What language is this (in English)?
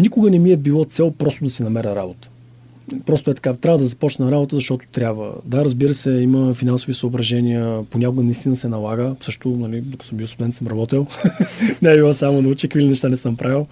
Bulgarian